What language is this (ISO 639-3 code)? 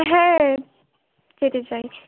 ben